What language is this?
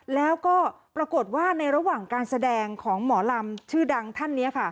Thai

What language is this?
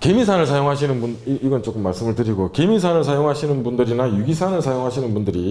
Korean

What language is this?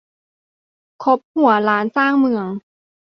Thai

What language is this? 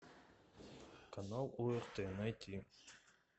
Russian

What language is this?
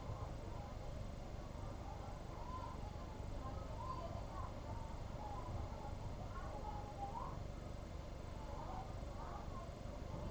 Hindi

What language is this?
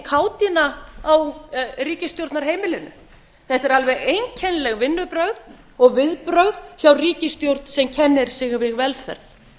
Icelandic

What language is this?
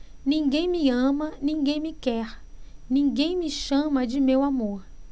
Portuguese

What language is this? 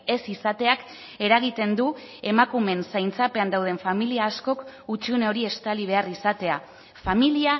Basque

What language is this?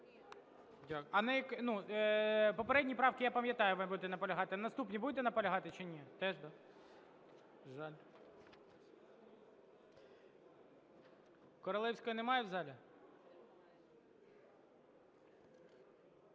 Ukrainian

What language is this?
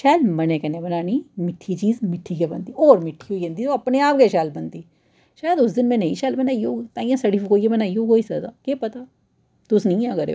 Dogri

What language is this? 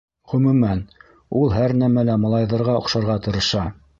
Bashkir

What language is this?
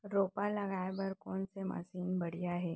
Chhattisgarhi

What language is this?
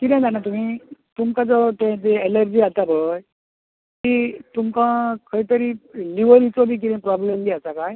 Konkani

